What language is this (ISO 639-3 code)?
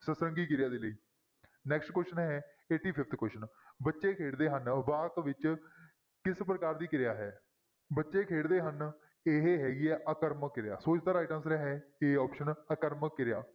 pan